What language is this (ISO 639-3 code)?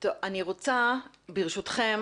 heb